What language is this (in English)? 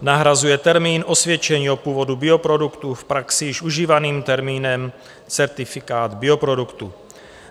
Czech